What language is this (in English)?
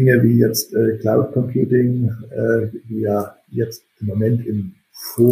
German